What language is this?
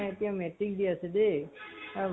Assamese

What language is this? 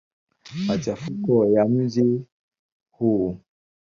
Swahili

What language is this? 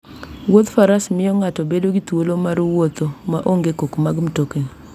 Luo (Kenya and Tanzania)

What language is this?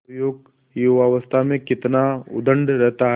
Hindi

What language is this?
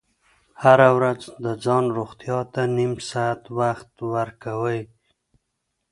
Pashto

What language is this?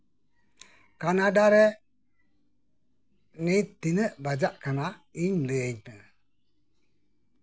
Santali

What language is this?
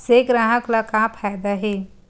Chhattisgarhi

